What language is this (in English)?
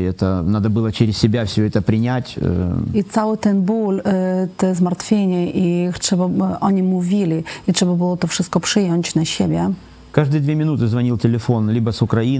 Polish